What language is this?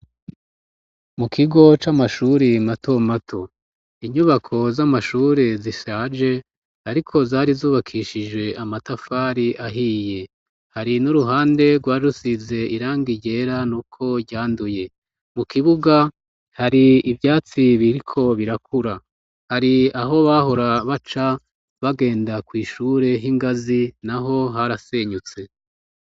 Rundi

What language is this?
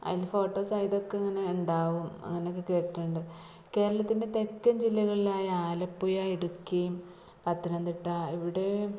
Malayalam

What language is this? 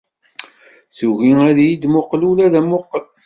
Kabyle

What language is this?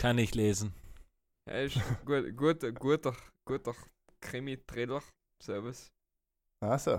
German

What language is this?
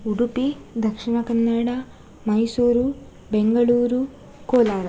Kannada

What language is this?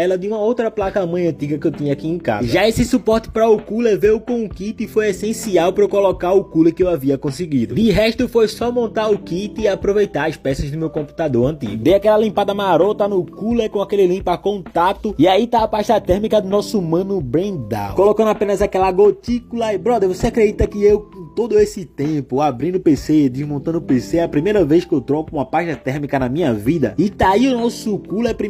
Portuguese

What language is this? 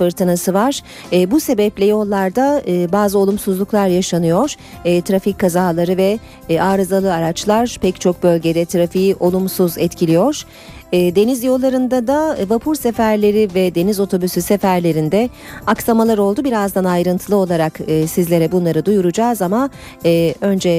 Turkish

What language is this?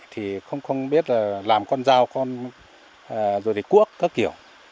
Vietnamese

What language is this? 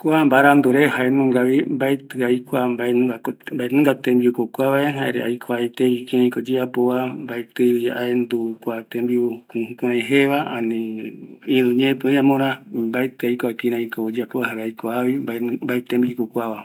Eastern Bolivian Guaraní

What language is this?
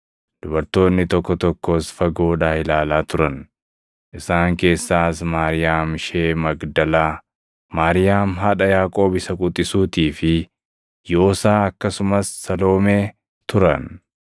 Oromo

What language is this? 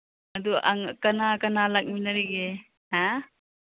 Manipuri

